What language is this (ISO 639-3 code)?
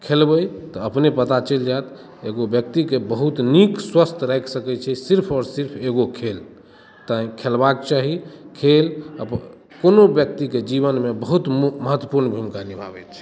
mai